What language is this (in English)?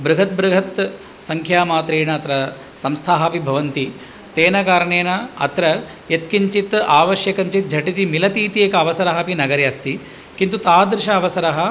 Sanskrit